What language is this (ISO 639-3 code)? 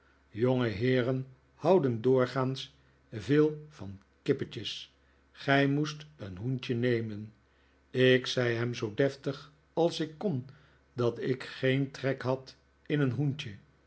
nld